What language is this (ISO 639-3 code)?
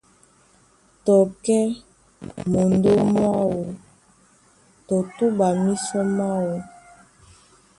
dua